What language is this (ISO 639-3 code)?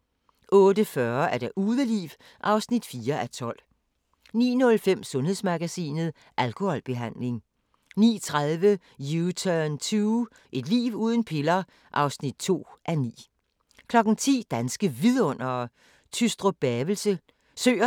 dan